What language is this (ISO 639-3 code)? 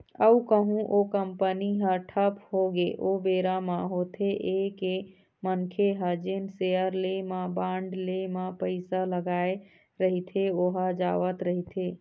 hne